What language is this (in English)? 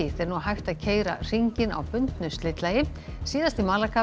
Icelandic